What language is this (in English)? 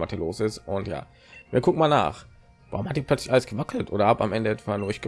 German